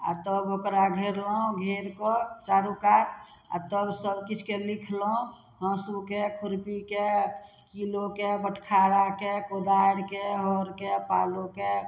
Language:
Maithili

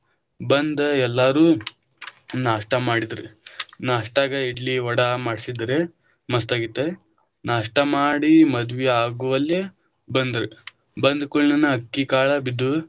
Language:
Kannada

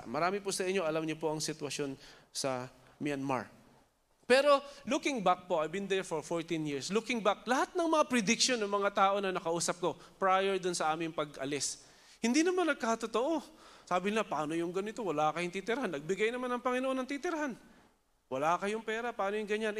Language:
Filipino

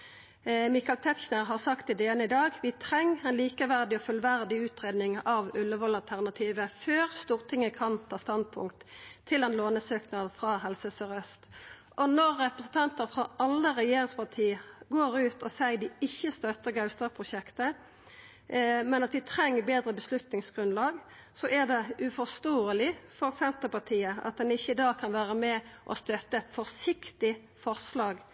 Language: Norwegian Nynorsk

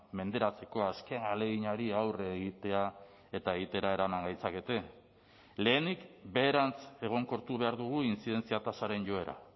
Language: Basque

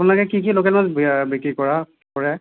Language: Assamese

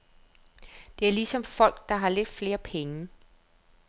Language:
Danish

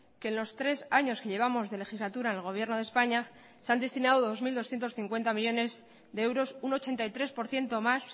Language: Spanish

